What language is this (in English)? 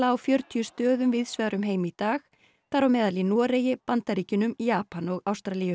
Icelandic